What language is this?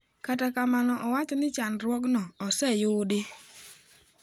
Luo (Kenya and Tanzania)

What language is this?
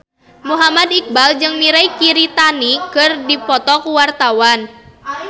Sundanese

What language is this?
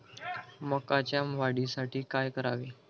Marathi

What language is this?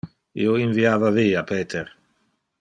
Interlingua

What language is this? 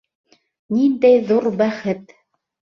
Bashkir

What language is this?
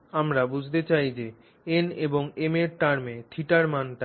Bangla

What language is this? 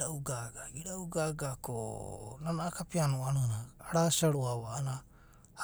Abadi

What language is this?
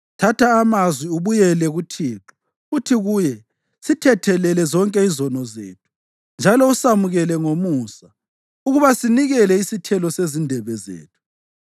North Ndebele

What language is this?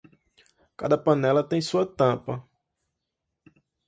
Portuguese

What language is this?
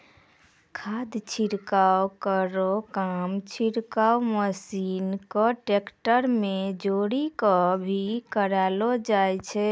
Maithili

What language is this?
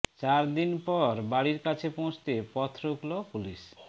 Bangla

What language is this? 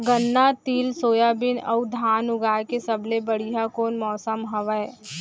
Chhattisgarhi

